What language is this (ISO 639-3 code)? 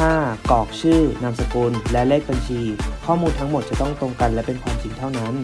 tha